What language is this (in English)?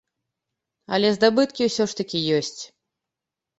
Belarusian